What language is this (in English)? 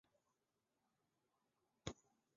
Chinese